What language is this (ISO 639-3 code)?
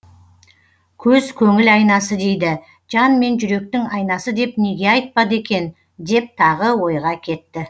kaz